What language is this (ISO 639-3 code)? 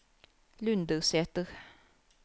nor